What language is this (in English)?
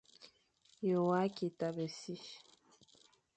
Fang